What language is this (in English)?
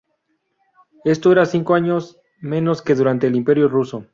Spanish